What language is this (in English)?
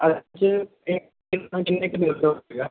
Punjabi